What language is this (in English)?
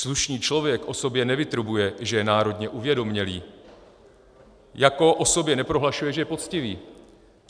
Czech